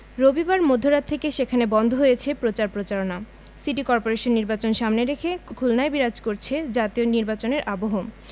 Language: Bangla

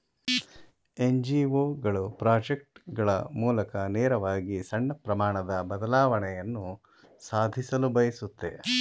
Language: Kannada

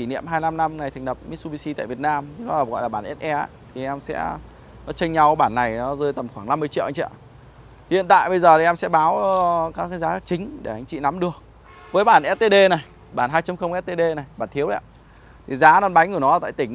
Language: Vietnamese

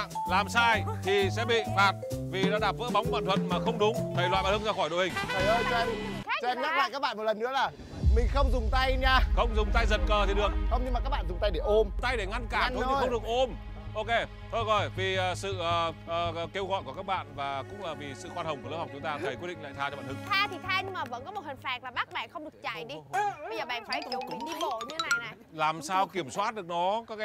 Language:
Vietnamese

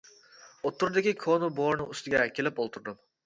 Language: Uyghur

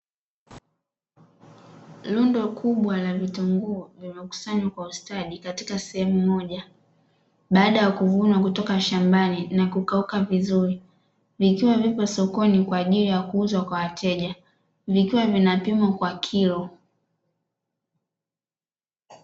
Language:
Swahili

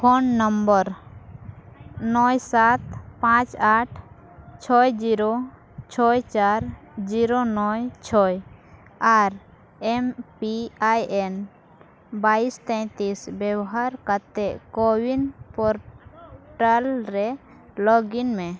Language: Santali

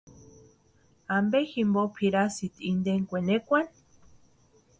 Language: Western Highland Purepecha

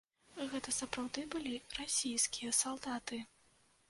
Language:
Belarusian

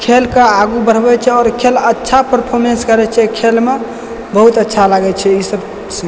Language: Maithili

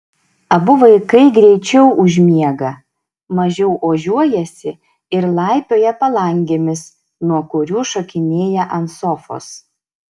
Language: Lithuanian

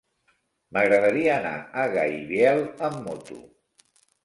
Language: Catalan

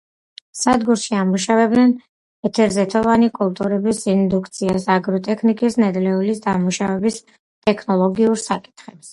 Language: Georgian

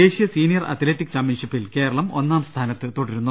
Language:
Malayalam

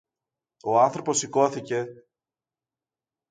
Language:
Greek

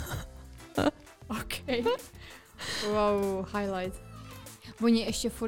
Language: Czech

